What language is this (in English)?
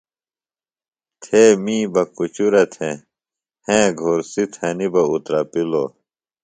Phalura